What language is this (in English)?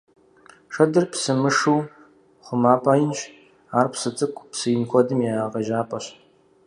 Kabardian